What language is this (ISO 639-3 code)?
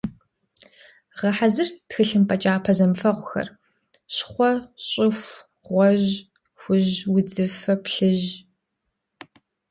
kbd